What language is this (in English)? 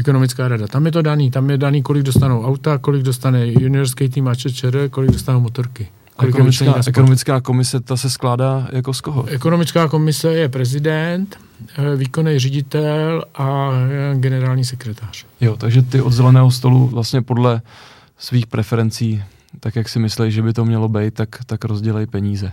Czech